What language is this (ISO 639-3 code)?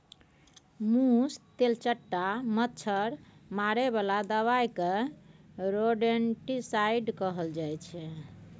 mai